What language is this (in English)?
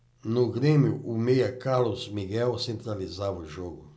Portuguese